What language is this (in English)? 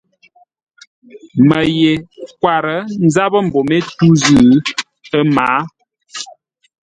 Ngombale